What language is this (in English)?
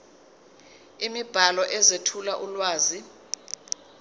Zulu